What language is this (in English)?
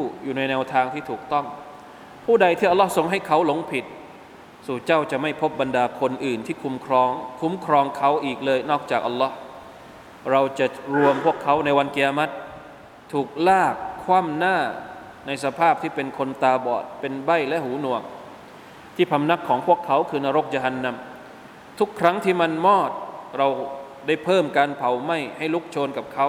Thai